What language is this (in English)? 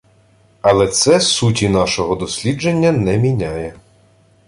Ukrainian